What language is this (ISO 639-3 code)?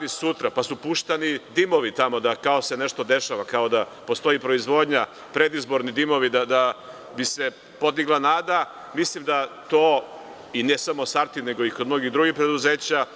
srp